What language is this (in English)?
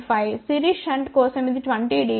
Telugu